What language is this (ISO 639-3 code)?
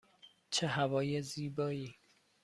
fas